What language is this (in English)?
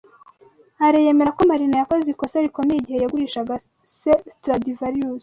Kinyarwanda